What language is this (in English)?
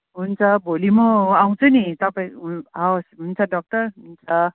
Nepali